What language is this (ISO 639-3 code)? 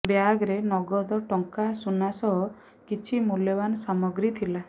ori